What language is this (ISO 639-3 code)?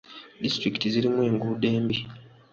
lug